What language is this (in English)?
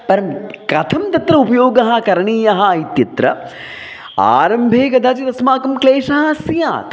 Sanskrit